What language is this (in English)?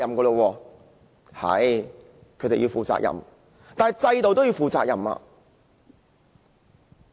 Cantonese